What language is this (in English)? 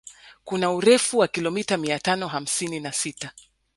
Swahili